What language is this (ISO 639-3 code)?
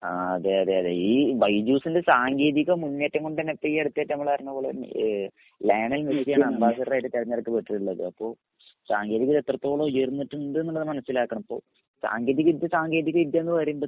mal